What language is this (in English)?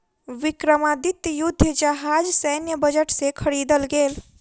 Maithili